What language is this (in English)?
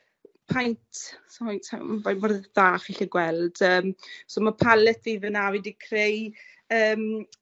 Welsh